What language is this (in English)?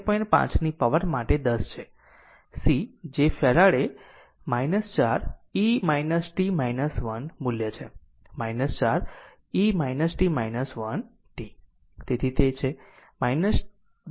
Gujarati